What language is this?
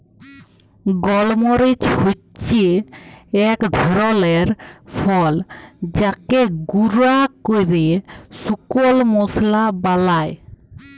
Bangla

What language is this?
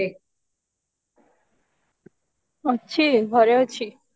Odia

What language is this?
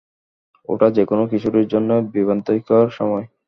Bangla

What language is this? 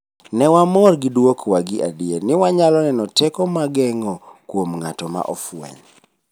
Luo (Kenya and Tanzania)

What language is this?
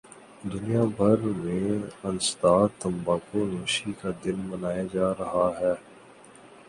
Urdu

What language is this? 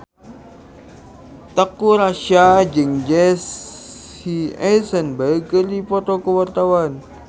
Sundanese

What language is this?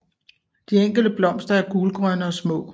Danish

